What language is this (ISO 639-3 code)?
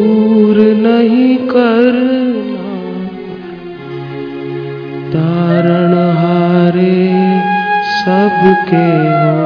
hin